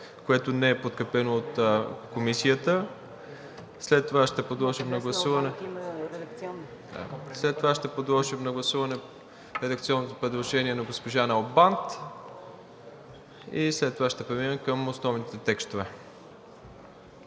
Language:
Bulgarian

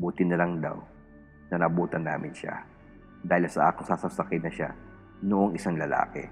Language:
Filipino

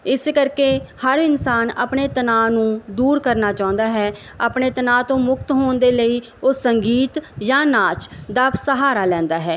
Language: Punjabi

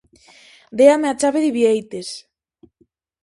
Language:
Galician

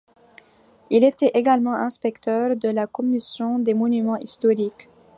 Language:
French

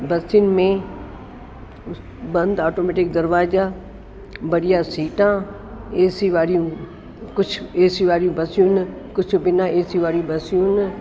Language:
Sindhi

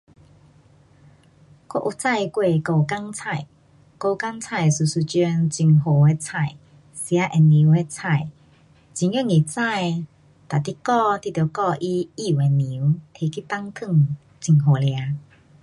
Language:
Pu-Xian Chinese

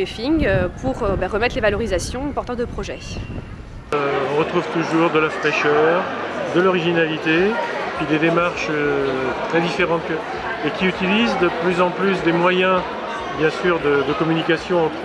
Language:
French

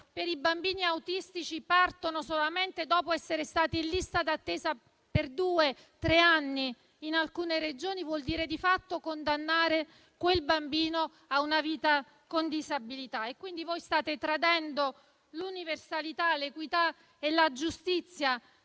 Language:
Italian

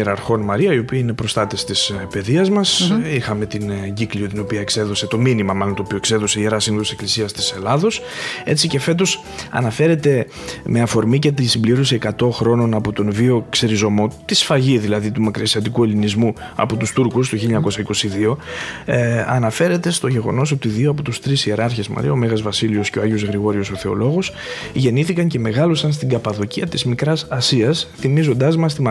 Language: Greek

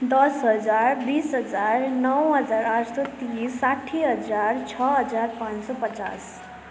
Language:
Nepali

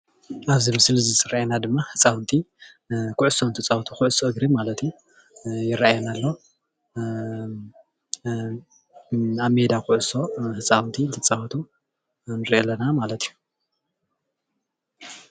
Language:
Tigrinya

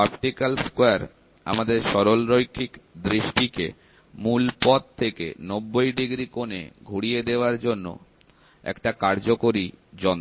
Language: Bangla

